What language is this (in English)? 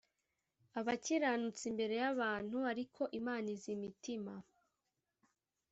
Kinyarwanda